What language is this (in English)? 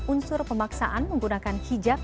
Indonesian